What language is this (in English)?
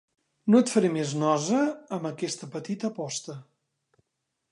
Catalan